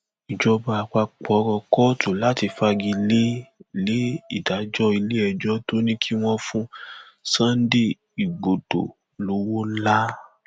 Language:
Yoruba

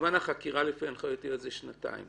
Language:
Hebrew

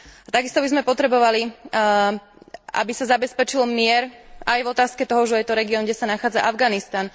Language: Slovak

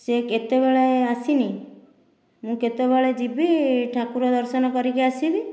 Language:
Odia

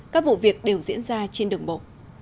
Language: Vietnamese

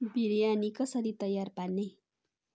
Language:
Nepali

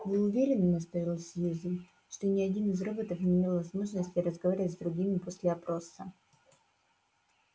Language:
Russian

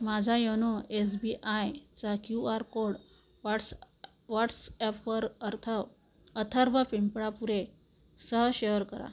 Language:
Marathi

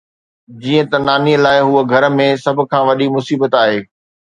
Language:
Sindhi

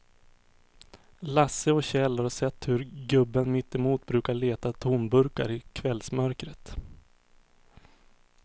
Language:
Swedish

